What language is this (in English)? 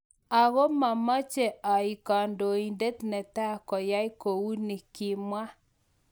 Kalenjin